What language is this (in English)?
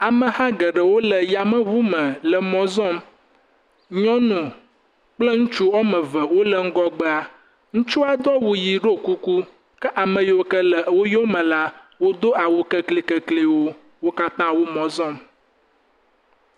Ewe